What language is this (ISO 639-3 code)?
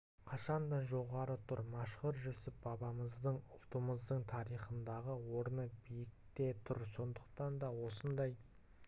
kaz